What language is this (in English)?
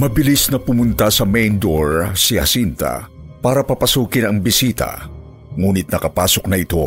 Filipino